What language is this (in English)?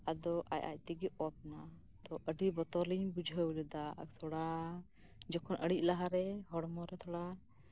Santali